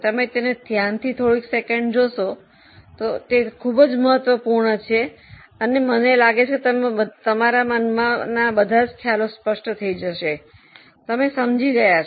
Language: Gujarati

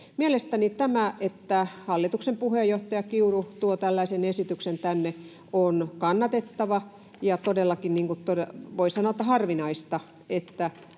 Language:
Finnish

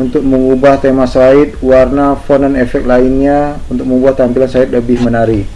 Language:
Indonesian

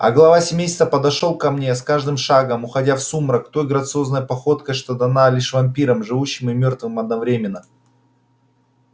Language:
Russian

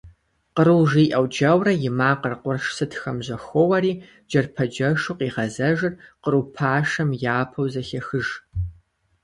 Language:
Kabardian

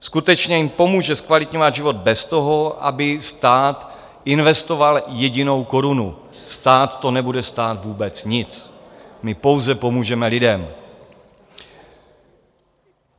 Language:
Czech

